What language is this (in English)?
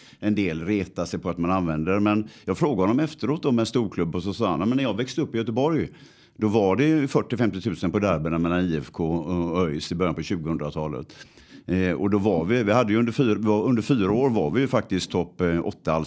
Swedish